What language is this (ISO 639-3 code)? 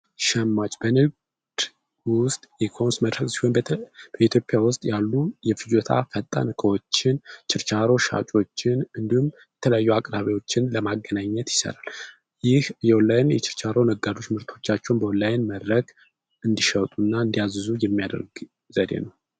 amh